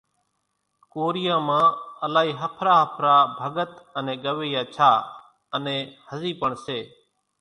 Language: Kachi Koli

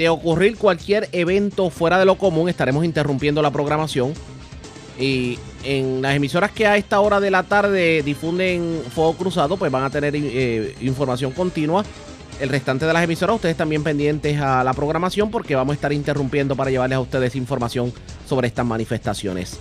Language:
Spanish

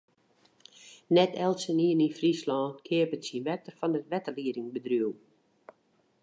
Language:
Western Frisian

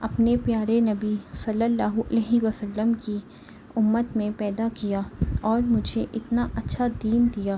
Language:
Urdu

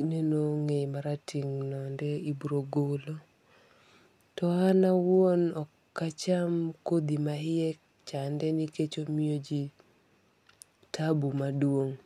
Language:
Luo (Kenya and Tanzania)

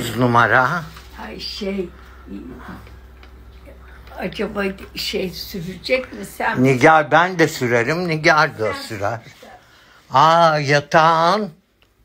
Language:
Turkish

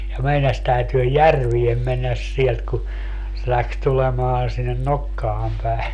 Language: Finnish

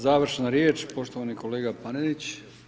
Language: Croatian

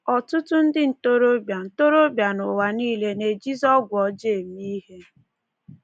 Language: Igbo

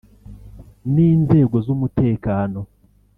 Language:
Kinyarwanda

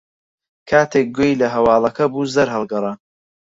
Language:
Central Kurdish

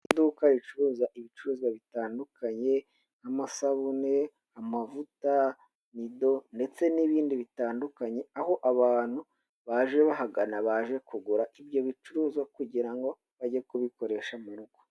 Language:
Kinyarwanda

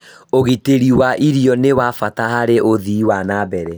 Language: Kikuyu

